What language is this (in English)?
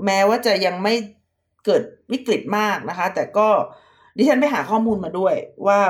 Thai